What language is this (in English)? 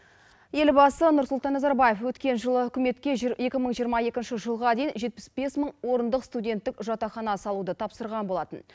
Kazakh